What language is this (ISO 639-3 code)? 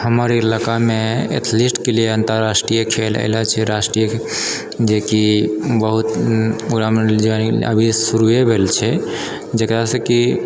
mai